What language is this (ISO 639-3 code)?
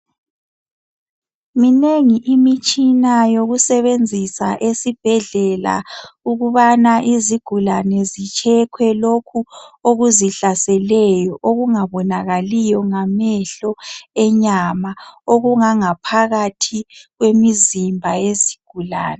nde